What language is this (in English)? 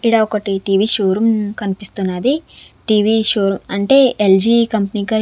Telugu